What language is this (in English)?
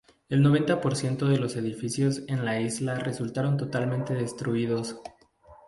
Spanish